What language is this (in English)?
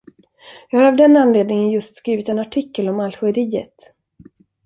Swedish